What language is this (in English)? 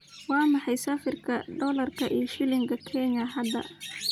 Somali